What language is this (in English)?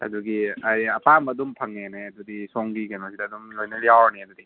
Manipuri